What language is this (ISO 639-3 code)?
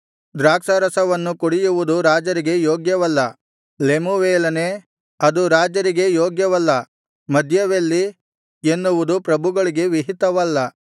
kan